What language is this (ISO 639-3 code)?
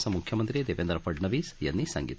mar